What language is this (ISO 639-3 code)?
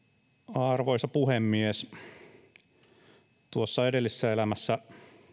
fin